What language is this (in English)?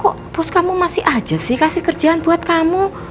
Indonesian